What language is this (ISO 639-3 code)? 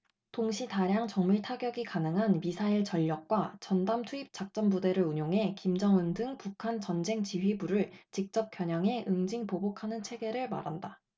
kor